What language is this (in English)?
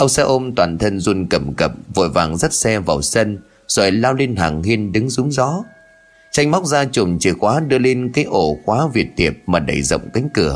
Vietnamese